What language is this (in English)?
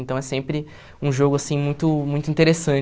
Portuguese